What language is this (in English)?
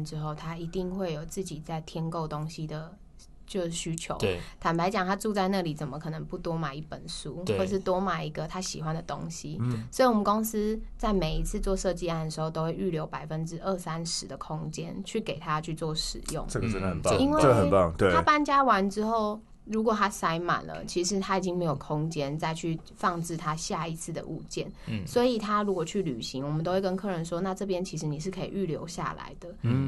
Chinese